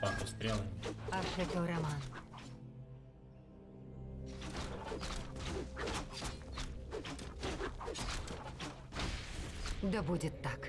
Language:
Russian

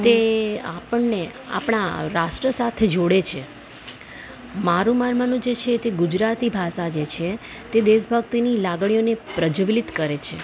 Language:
Gujarati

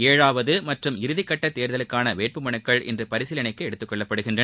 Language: Tamil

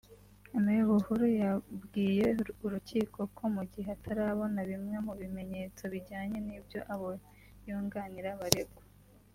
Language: Kinyarwanda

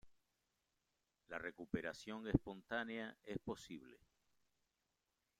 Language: Spanish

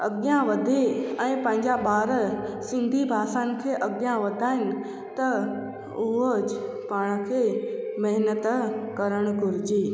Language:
Sindhi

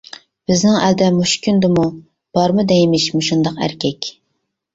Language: Uyghur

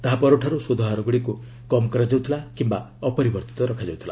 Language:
Odia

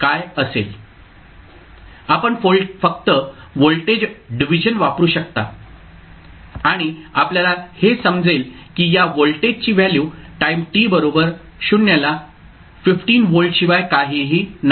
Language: Marathi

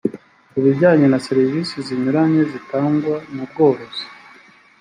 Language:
Kinyarwanda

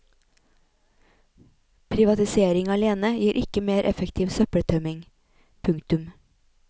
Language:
Norwegian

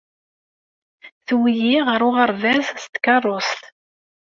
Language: Kabyle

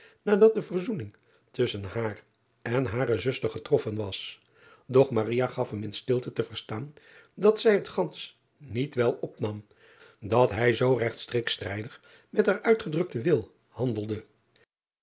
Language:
Dutch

